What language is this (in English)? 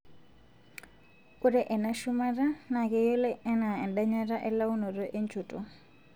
Masai